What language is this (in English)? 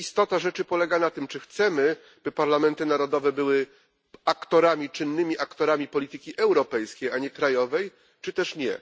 Polish